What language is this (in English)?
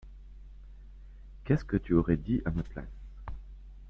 French